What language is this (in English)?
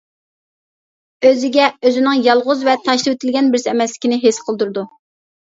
Uyghur